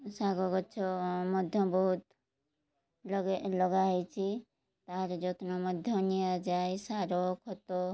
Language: Odia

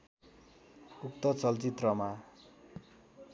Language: Nepali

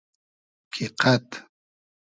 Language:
Hazaragi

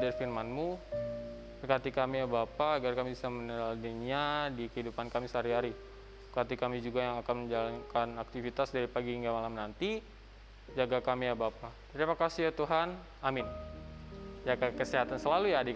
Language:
Indonesian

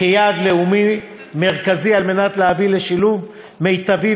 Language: Hebrew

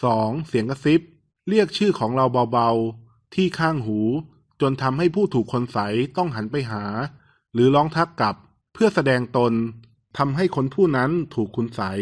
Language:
Thai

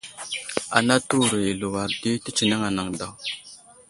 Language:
Wuzlam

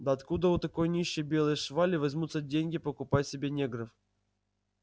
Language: Russian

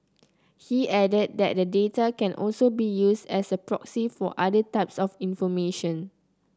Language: English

